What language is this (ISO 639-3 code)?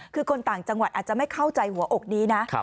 tha